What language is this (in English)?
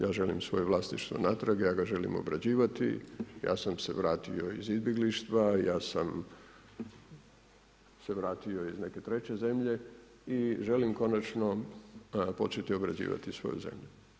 Croatian